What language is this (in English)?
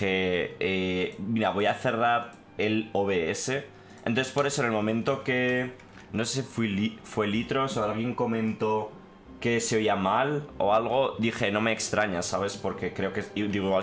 Spanish